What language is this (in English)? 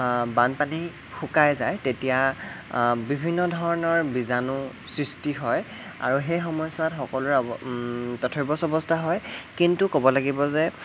Assamese